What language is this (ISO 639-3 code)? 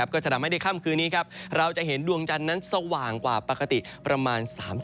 tha